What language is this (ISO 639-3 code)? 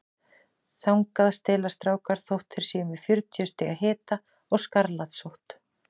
isl